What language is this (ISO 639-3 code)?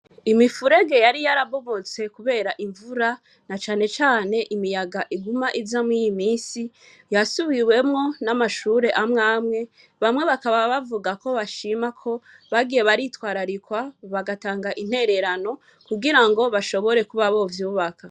run